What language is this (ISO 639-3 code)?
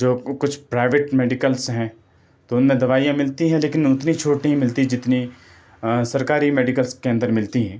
urd